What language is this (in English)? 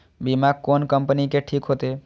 Maithili